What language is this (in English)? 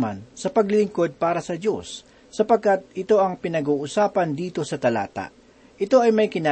Filipino